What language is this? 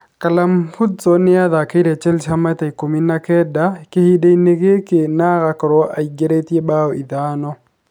Kikuyu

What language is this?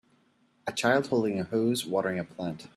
English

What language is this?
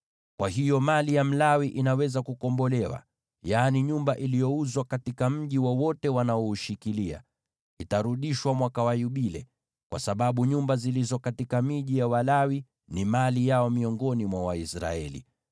Swahili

